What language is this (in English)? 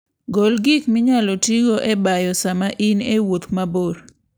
Luo (Kenya and Tanzania)